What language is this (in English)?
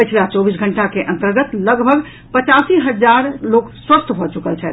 Maithili